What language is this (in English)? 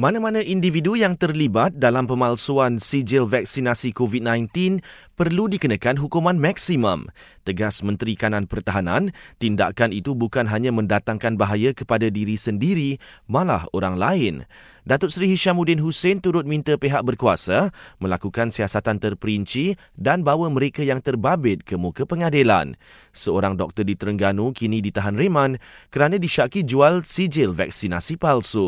Malay